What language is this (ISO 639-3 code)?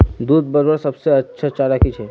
mag